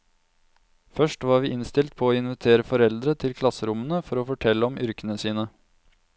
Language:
Norwegian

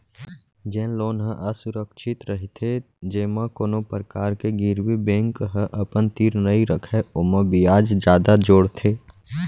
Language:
Chhattisgarhi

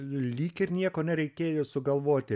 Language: Lithuanian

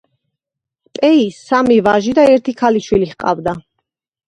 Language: Georgian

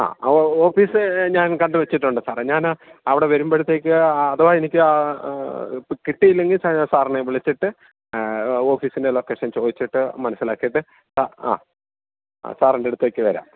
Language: Malayalam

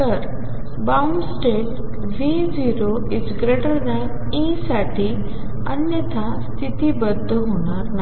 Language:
Marathi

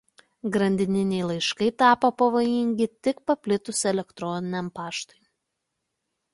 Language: Lithuanian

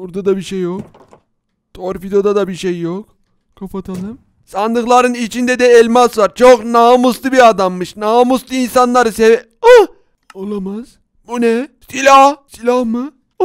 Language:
Turkish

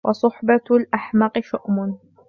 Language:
Arabic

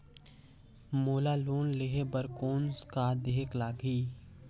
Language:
Chhattisgarhi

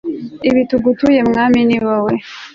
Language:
Kinyarwanda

